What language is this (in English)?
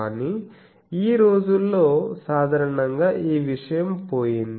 Telugu